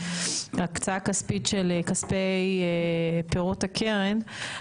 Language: Hebrew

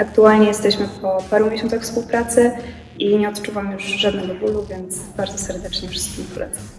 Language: Polish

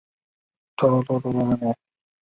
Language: Chinese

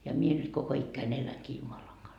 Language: Finnish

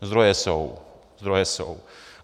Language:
Czech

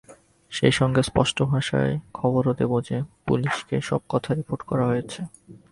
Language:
Bangla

